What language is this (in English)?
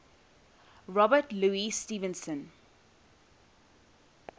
English